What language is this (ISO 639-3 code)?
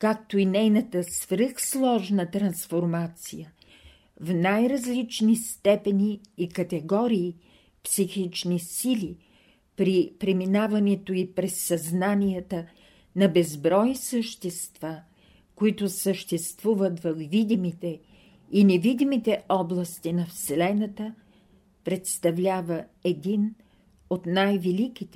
bul